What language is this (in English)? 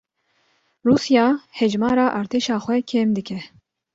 Kurdish